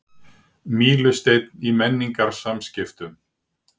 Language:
Icelandic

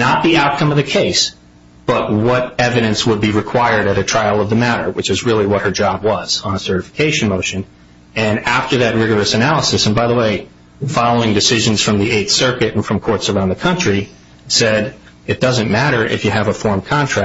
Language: English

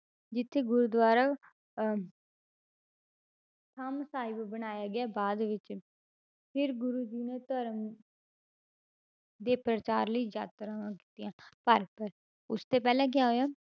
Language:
Punjabi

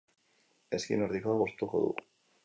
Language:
Basque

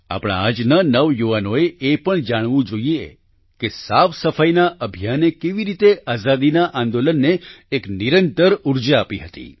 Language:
Gujarati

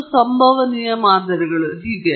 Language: Kannada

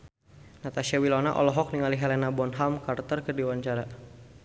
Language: Sundanese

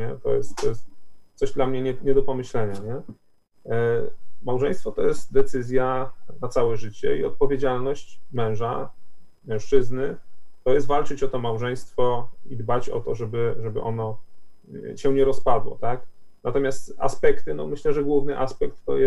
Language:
Polish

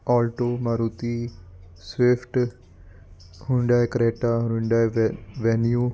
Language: Punjabi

